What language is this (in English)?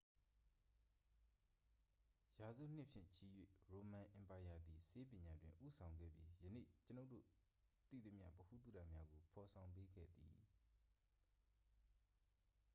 Burmese